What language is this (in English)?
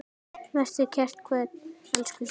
Icelandic